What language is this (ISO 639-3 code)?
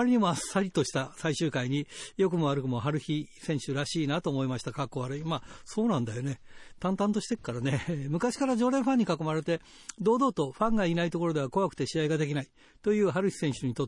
jpn